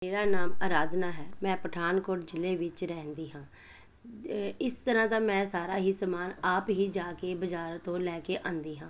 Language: Punjabi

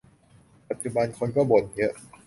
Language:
Thai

